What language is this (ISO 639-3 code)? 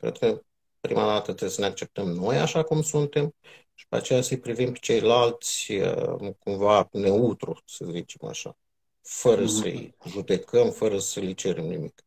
ron